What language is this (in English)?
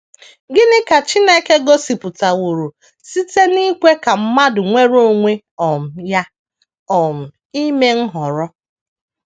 Igbo